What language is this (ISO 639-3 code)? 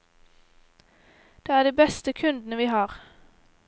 nor